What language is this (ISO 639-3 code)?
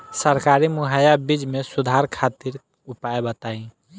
bho